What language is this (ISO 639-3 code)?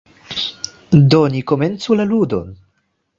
epo